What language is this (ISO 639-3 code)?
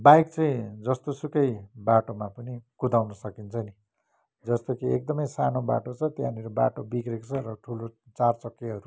nep